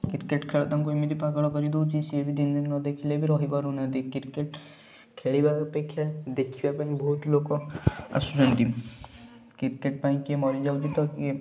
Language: Odia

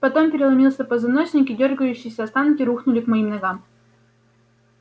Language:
Russian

